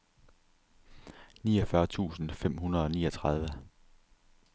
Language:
Danish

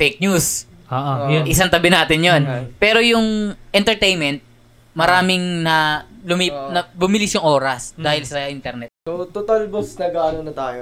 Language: Filipino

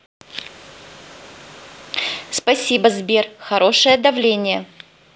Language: Russian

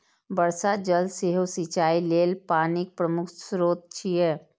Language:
Maithili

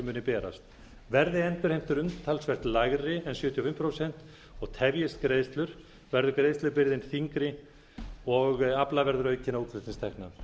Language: Icelandic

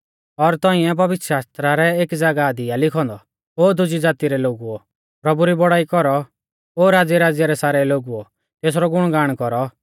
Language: Mahasu Pahari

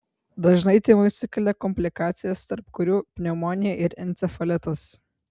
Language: Lithuanian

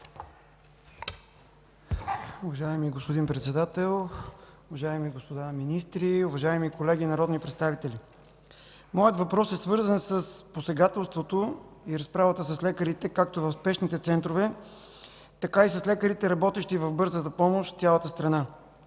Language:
Bulgarian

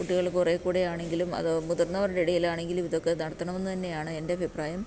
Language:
Malayalam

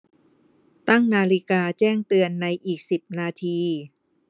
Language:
Thai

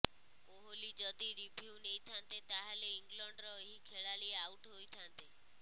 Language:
Odia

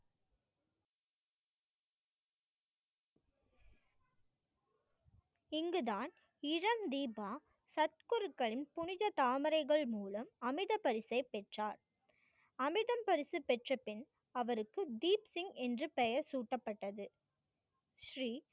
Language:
Tamil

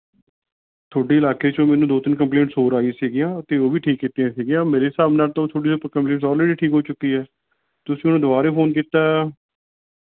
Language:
Punjabi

